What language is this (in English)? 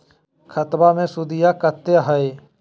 Magahi